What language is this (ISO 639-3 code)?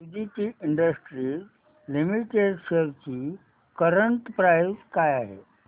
mar